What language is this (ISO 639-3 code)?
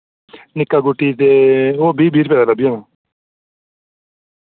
doi